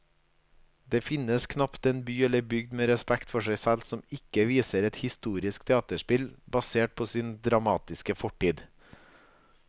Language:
Norwegian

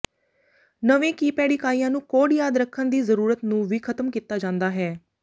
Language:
Punjabi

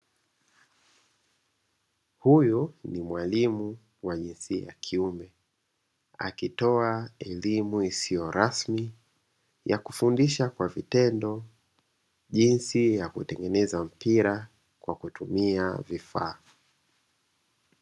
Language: Swahili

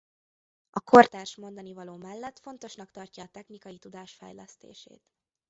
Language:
Hungarian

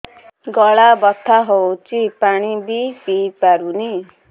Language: Odia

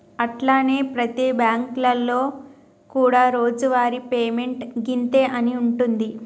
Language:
Telugu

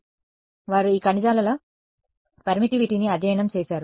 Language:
Telugu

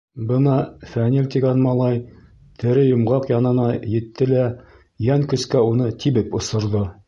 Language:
Bashkir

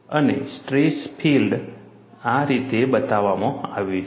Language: Gujarati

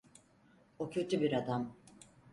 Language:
Turkish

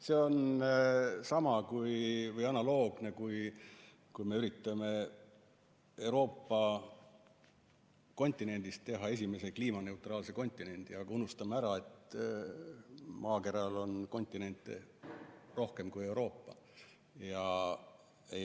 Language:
Estonian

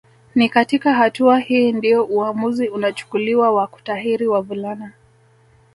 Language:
Swahili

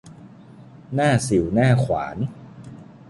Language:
Thai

